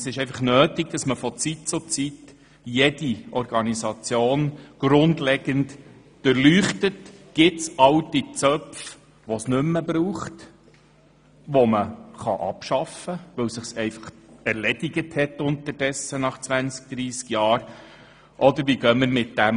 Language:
Swiss German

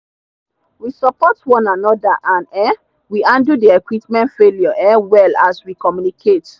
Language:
Nigerian Pidgin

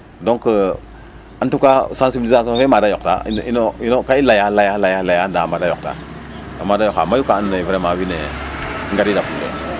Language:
Serer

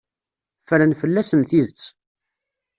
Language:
Kabyle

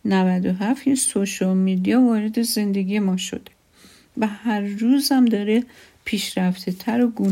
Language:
Persian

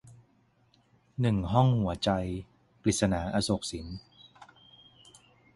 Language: Thai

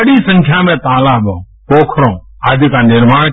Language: Hindi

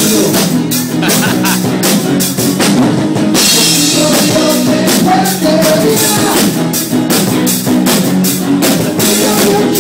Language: Korean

